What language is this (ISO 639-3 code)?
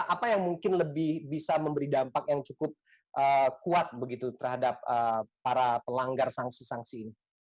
ind